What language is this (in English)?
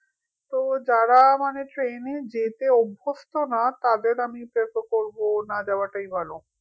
Bangla